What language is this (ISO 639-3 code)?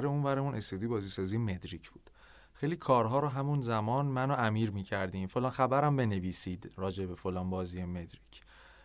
fas